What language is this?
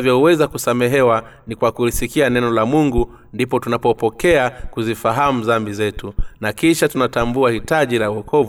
Swahili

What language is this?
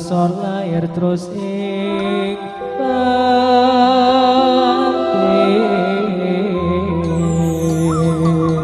Indonesian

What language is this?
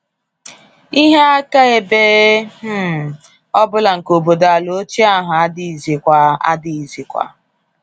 Igbo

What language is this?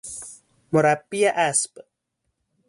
Persian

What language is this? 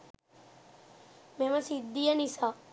Sinhala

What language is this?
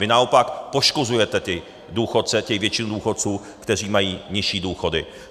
Czech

